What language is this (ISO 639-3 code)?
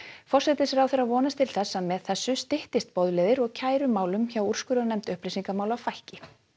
isl